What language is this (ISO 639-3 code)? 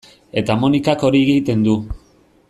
eus